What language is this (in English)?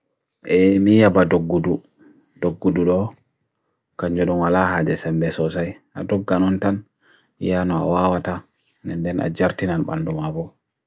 Bagirmi Fulfulde